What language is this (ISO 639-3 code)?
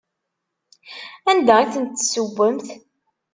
kab